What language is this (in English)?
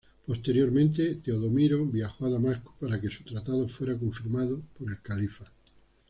Spanish